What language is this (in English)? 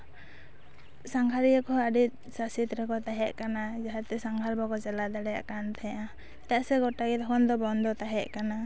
Santali